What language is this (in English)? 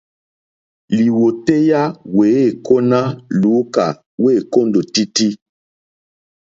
Mokpwe